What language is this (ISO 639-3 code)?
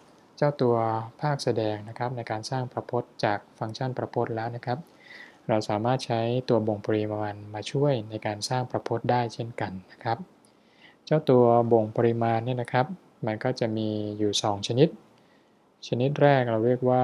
tha